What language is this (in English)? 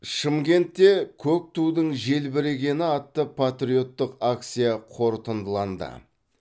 Kazakh